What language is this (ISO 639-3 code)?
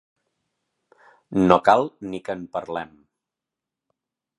cat